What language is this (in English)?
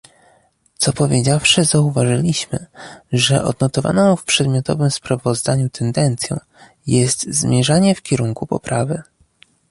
Polish